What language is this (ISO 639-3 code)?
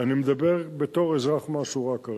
heb